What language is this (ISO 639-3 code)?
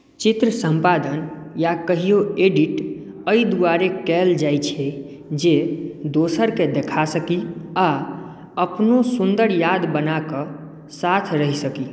mai